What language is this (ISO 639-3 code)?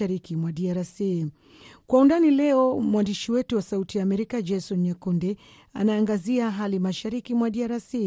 swa